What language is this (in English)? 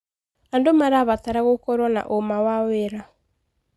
Kikuyu